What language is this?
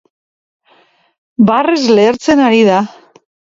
Basque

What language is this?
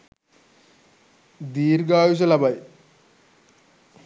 Sinhala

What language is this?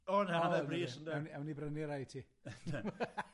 Welsh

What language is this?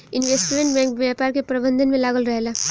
Bhojpuri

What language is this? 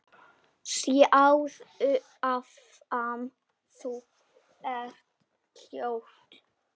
Icelandic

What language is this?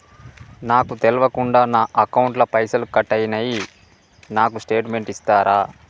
Telugu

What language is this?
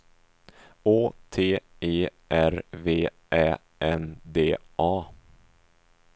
Swedish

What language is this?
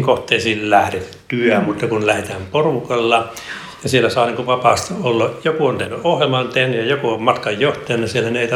Finnish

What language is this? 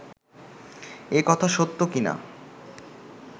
Bangla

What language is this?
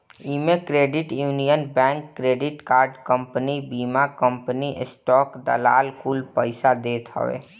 Bhojpuri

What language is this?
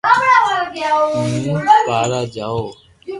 Loarki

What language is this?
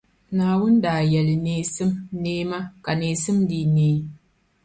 Dagbani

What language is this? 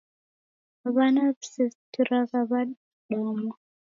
Taita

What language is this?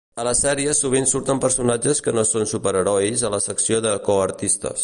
Catalan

